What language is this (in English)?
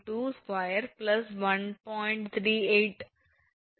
Tamil